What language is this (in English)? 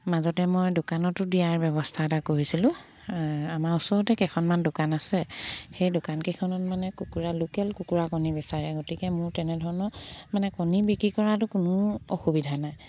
Assamese